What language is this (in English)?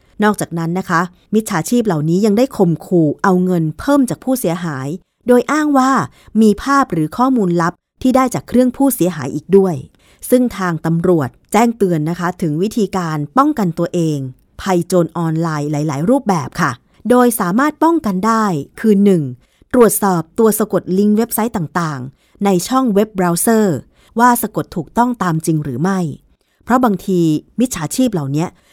Thai